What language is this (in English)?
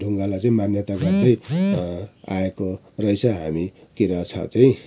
Nepali